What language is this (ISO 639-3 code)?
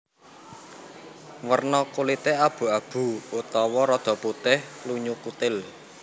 jav